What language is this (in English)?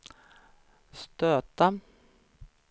Swedish